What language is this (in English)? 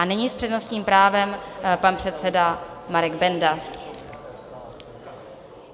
Czech